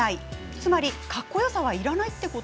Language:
Japanese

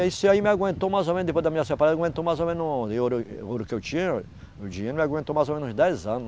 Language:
Portuguese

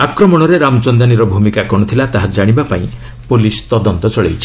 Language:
Odia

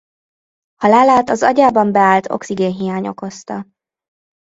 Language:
Hungarian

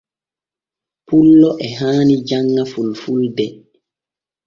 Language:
Borgu Fulfulde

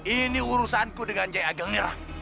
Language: Indonesian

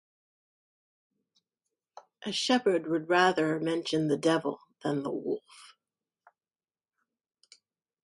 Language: English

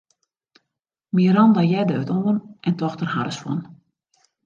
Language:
Western Frisian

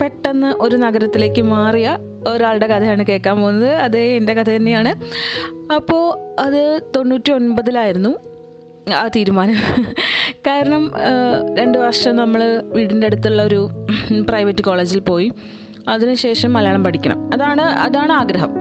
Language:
Malayalam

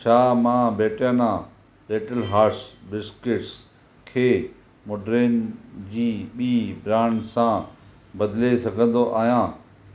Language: Sindhi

